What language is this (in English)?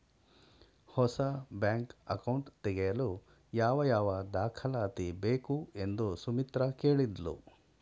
Kannada